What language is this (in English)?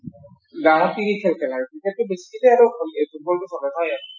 Assamese